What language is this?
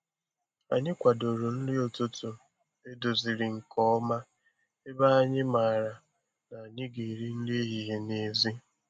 Igbo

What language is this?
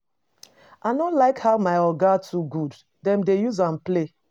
Nigerian Pidgin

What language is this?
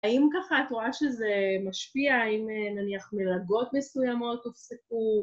Hebrew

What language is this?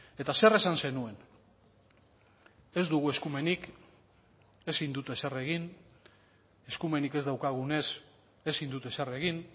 Basque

